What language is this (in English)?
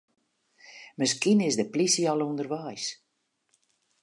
Western Frisian